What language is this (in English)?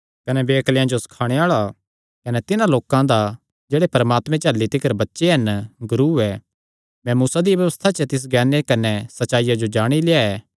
Kangri